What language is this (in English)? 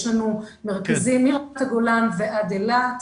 Hebrew